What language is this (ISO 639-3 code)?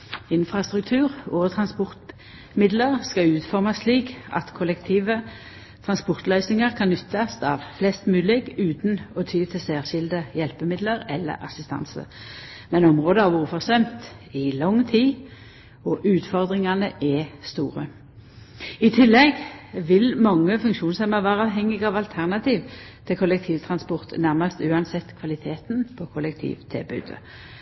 nno